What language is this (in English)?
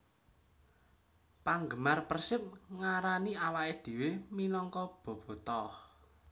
Javanese